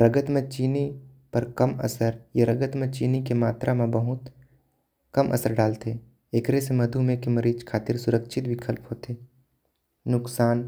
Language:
Korwa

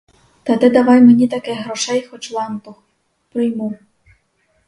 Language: Ukrainian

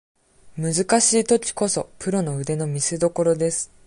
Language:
Japanese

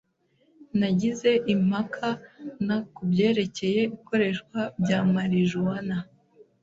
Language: Kinyarwanda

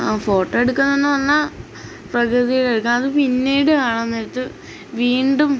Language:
Malayalam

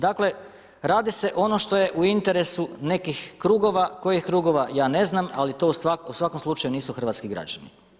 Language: Croatian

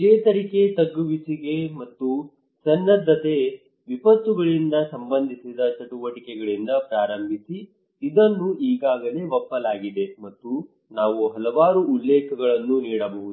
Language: Kannada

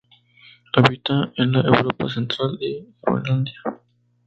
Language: Spanish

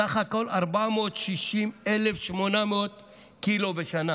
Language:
Hebrew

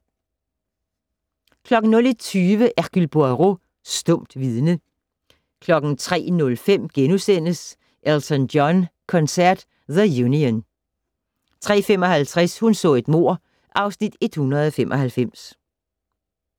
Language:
Danish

